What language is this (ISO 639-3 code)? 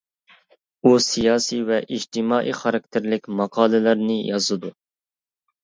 uig